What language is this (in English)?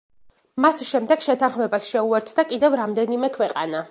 Georgian